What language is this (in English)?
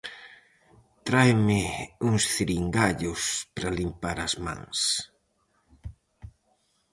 Galician